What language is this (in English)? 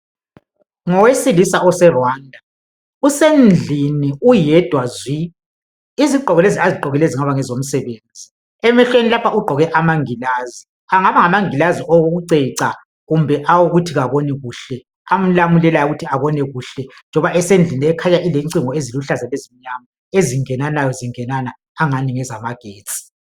North Ndebele